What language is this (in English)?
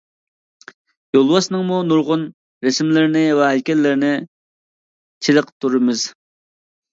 Uyghur